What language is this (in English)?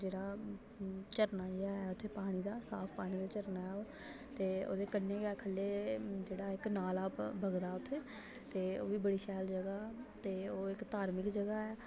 Dogri